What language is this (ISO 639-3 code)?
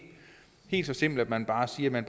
dan